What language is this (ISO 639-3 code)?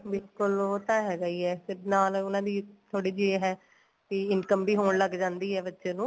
pan